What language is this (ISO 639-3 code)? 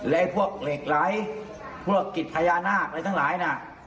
tha